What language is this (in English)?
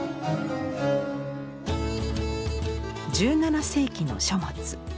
Japanese